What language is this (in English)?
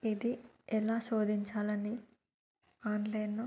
Telugu